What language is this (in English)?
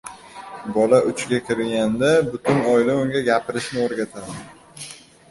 Uzbek